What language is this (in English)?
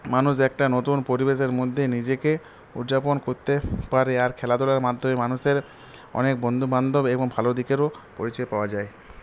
Bangla